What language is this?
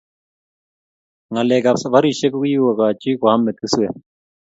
Kalenjin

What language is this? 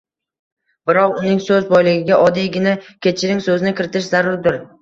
Uzbek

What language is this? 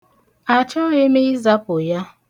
Igbo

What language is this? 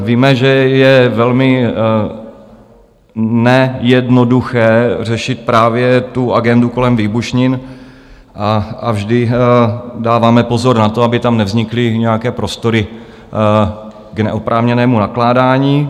Czech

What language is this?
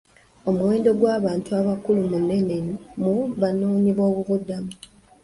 Ganda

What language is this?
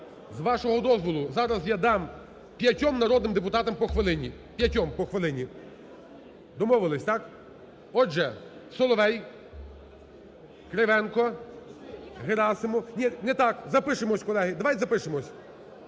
Ukrainian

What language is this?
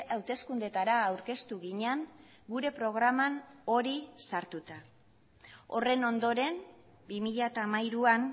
Basque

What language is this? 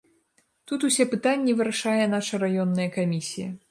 Belarusian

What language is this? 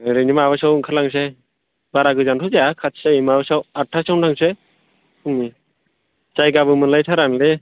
Bodo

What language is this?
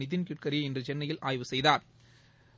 Tamil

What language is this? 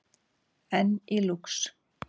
Icelandic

